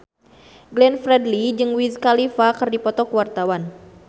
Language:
Sundanese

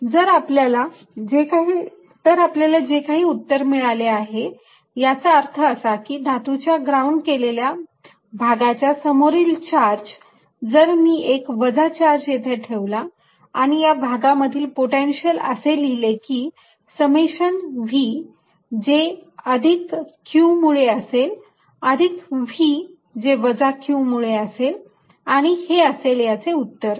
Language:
Marathi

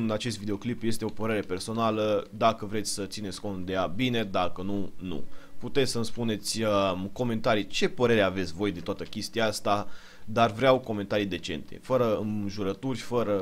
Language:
Romanian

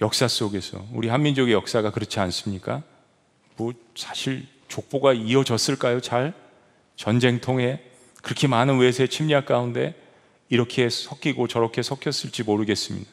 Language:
Korean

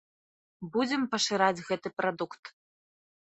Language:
Belarusian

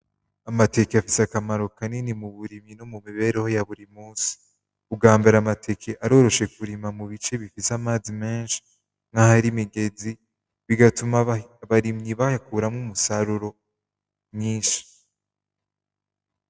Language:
Rundi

